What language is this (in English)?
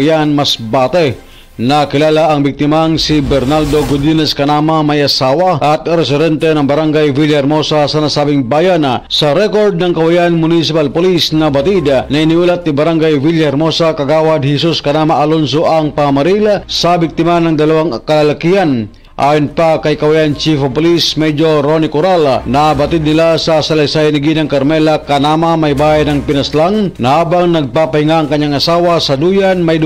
Filipino